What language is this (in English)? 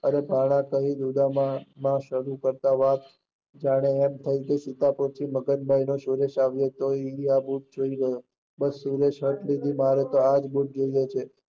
Gujarati